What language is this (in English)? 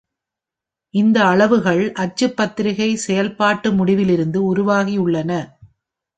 Tamil